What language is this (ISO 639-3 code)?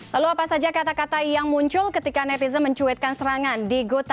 ind